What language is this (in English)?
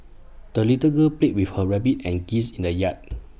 English